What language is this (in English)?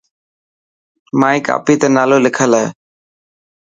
Dhatki